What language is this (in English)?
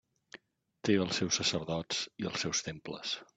Catalan